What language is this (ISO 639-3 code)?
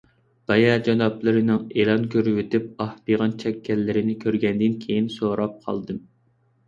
uig